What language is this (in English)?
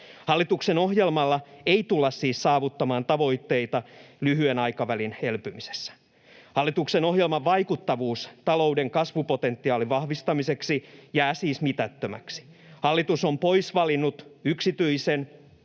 Finnish